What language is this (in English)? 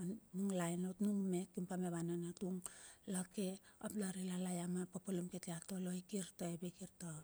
Bilur